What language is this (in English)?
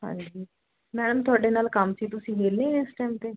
Punjabi